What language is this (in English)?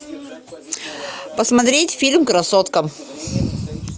Russian